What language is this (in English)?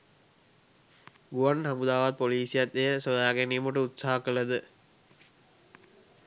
Sinhala